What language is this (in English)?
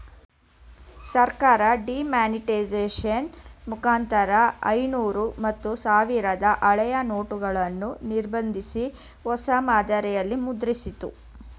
Kannada